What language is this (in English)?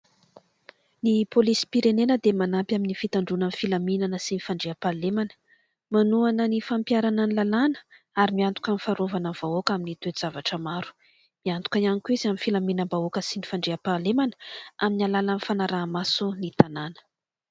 Malagasy